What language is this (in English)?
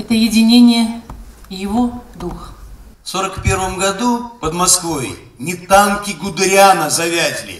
Russian